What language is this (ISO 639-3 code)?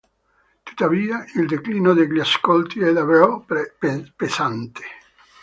ita